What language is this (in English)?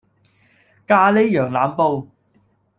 Cantonese